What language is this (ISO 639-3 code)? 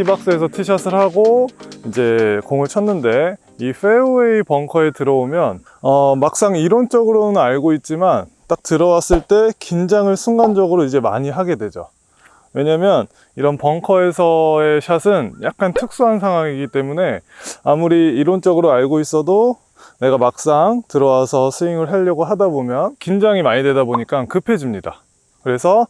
kor